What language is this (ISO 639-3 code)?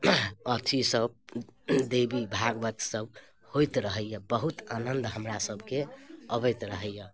mai